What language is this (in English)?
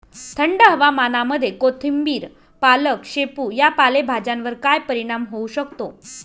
Marathi